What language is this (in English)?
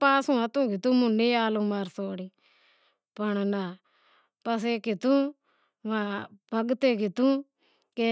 Wadiyara Koli